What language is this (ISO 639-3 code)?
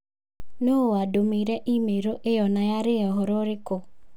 kik